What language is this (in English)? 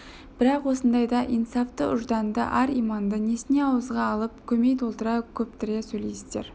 Kazakh